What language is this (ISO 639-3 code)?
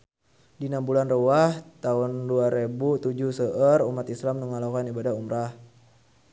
sun